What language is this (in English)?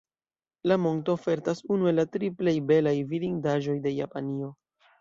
Esperanto